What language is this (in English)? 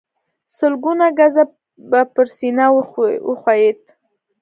Pashto